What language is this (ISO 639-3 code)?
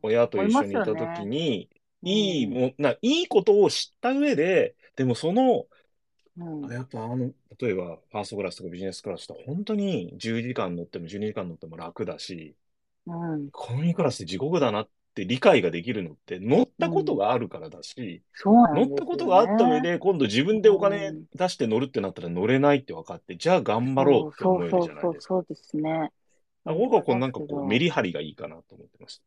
jpn